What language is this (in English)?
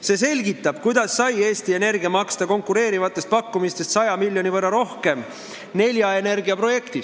Estonian